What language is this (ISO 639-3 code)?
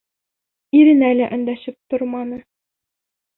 bak